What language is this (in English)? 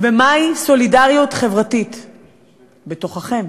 Hebrew